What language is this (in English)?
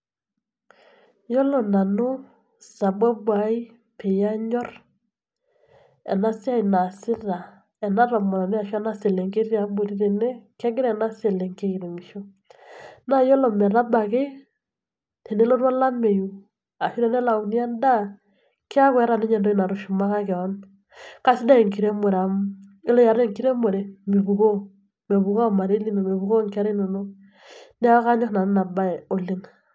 Masai